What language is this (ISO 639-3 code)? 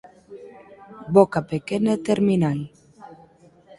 glg